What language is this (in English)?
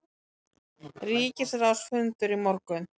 Icelandic